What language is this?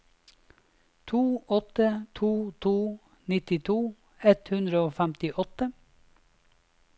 Norwegian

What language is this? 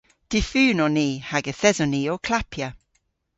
Cornish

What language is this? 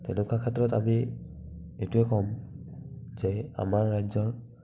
Assamese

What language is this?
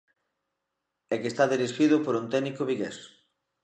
Galician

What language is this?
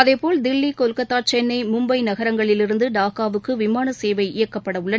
Tamil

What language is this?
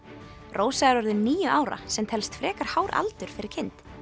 Icelandic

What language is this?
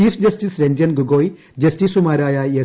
Malayalam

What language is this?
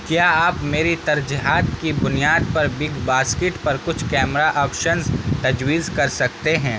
Urdu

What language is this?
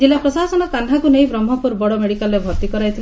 Odia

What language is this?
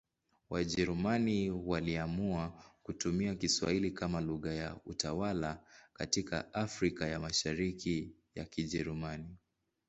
Swahili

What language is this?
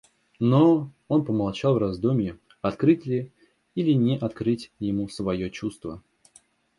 Russian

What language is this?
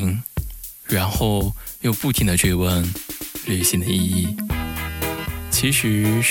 Chinese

